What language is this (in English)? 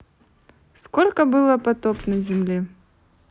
Russian